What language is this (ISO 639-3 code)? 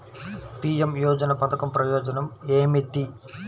tel